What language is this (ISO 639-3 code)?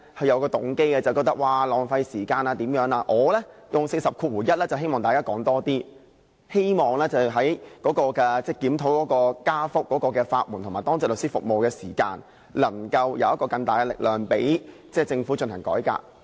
yue